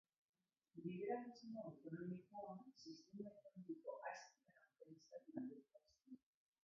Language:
Basque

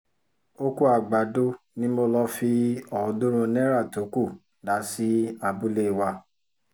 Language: Yoruba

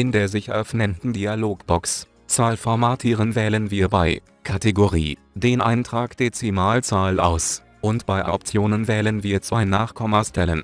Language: German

